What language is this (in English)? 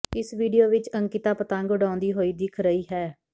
Punjabi